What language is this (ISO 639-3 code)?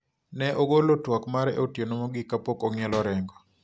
luo